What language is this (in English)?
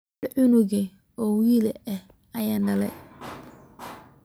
Somali